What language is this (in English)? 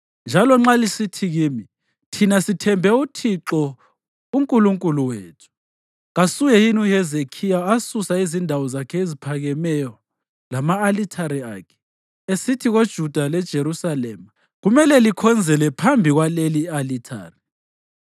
North Ndebele